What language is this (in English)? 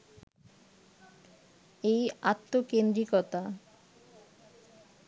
Bangla